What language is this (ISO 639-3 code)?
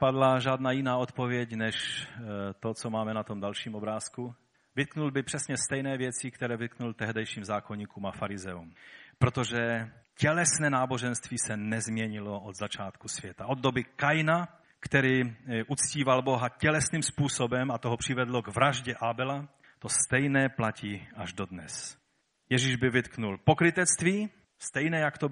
ces